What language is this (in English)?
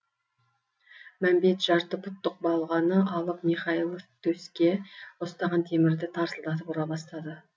Kazakh